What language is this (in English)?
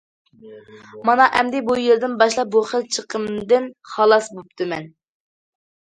Uyghur